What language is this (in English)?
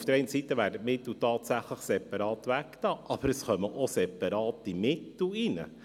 Swiss German